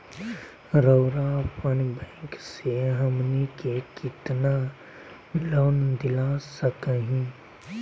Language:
Magahi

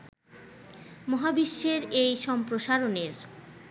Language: Bangla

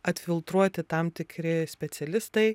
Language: Lithuanian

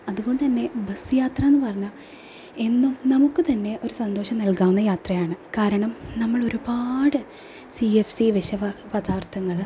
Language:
Malayalam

